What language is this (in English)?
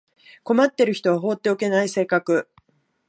Japanese